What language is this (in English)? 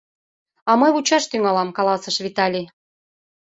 Mari